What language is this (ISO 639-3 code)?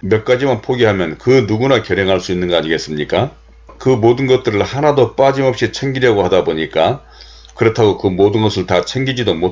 kor